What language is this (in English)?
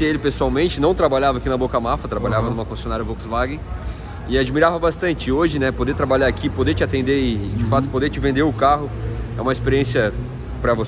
Portuguese